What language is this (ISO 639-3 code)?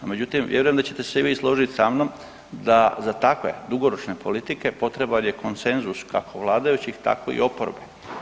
hrv